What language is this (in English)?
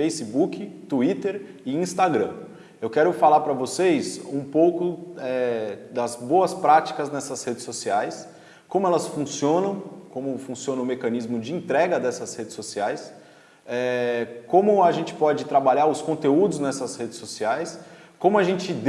Portuguese